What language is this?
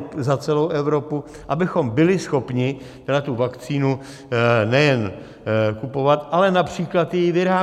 Czech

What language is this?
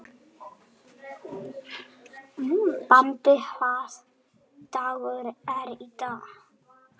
Icelandic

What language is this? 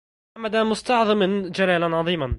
Arabic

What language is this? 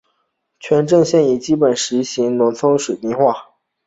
Chinese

